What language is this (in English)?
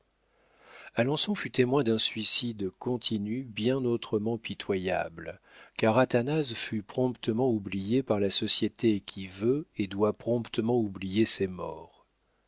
French